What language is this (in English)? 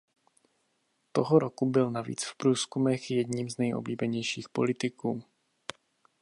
Czech